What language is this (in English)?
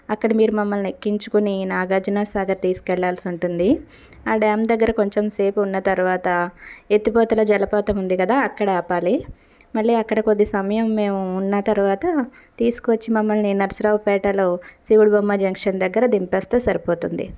Telugu